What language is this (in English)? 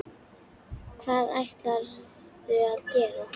Icelandic